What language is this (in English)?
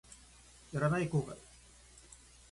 Japanese